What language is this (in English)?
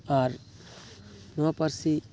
Santali